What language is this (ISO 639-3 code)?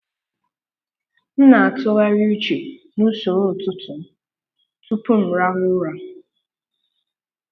ibo